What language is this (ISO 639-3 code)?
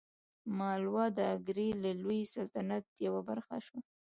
pus